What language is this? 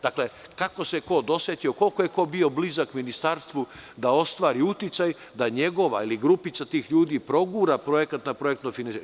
Serbian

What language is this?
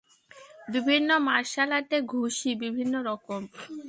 Bangla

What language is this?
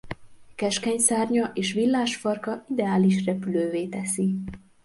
Hungarian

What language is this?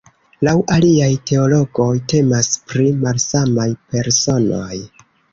Esperanto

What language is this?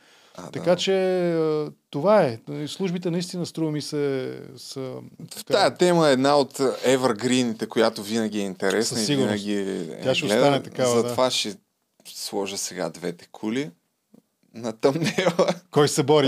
Bulgarian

